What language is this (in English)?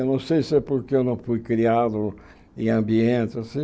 Portuguese